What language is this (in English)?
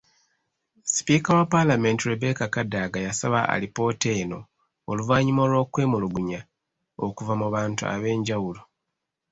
Ganda